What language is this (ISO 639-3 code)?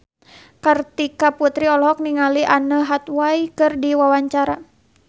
sun